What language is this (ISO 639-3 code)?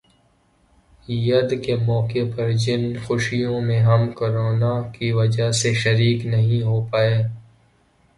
urd